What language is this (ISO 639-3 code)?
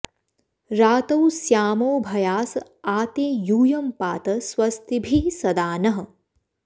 san